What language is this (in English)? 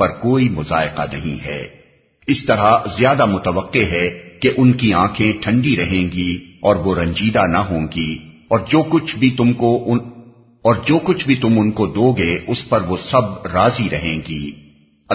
Urdu